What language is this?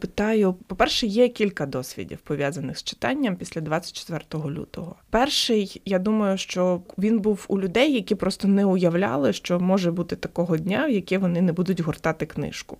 Ukrainian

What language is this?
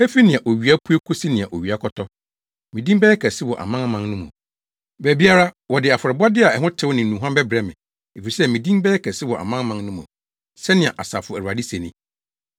Akan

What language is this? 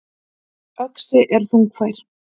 Icelandic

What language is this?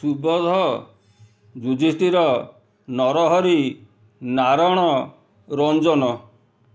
Odia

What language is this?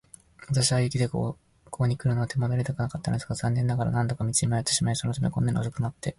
Japanese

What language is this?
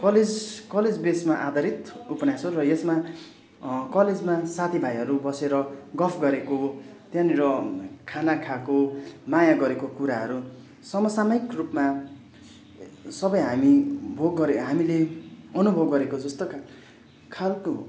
Nepali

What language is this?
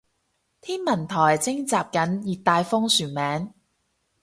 Cantonese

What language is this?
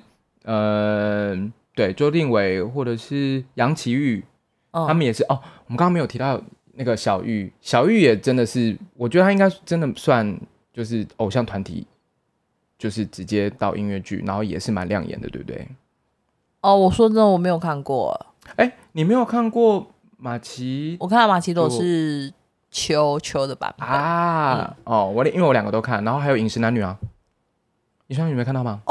Chinese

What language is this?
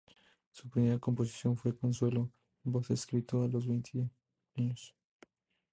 Spanish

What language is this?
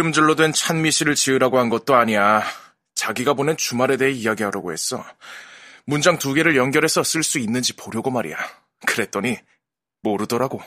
Korean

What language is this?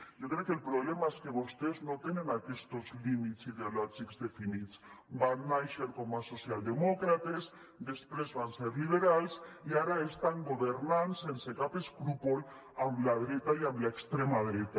Catalan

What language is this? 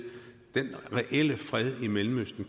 Danish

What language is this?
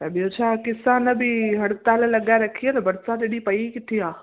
Sindhi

